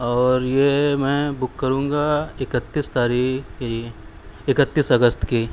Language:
Urdu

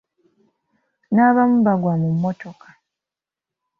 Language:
Ganda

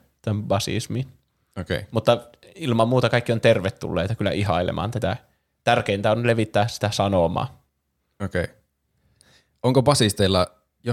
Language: Finnish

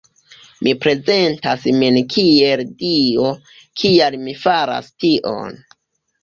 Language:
Esperanto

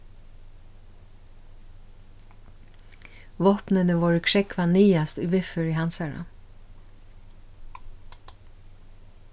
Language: Faroese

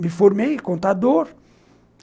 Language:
Portuguese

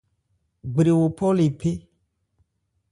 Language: Ebrié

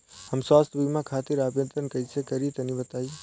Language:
Bhojpuri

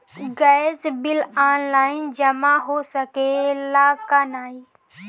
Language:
Bhojpuri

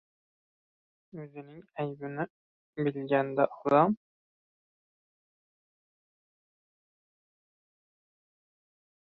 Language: Uzbek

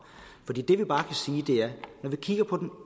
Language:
Danish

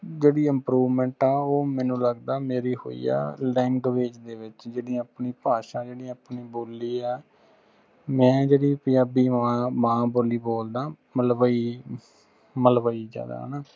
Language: Punjabi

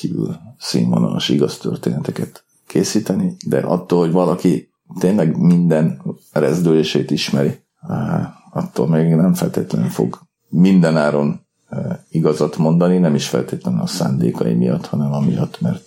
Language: Hungarian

